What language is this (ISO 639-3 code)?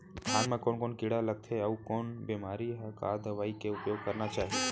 hne